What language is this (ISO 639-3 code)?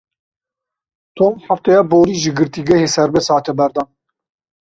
kur